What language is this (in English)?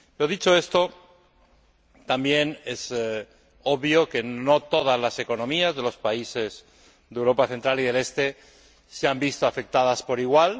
Spanish